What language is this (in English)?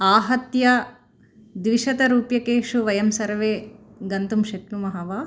Sanskrit